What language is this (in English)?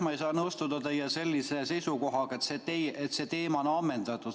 Estonian